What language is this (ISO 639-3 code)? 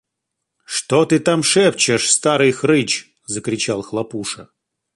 rus